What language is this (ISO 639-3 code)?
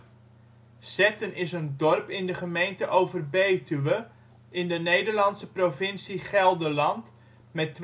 nld